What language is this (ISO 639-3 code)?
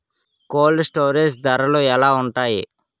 tel